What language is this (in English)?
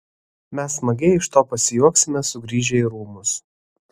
Lithuanian